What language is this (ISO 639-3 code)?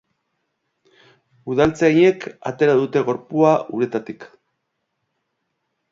eus